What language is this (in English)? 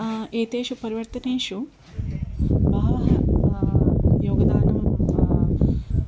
Sanskrit